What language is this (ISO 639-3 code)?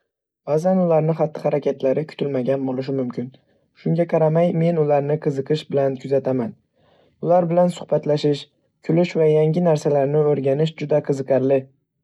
uzb